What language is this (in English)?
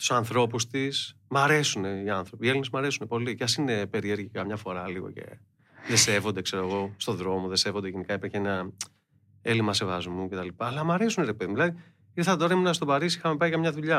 Greek